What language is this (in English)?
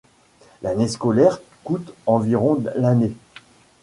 French